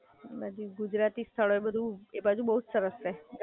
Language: Gujarati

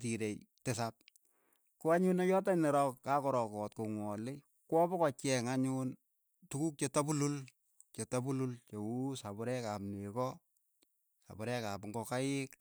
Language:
Keiyo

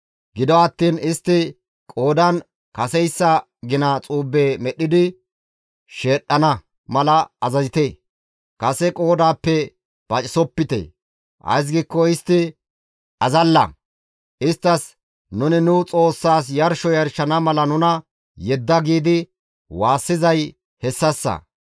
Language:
Gamo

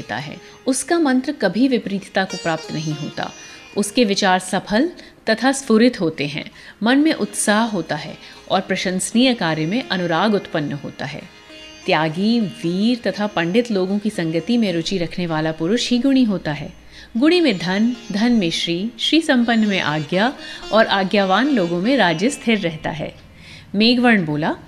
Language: Hindi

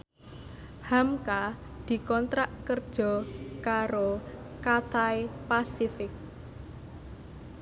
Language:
Javanese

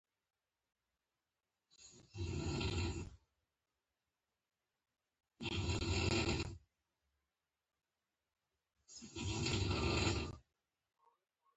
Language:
Pashto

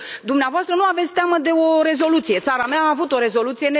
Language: Romanian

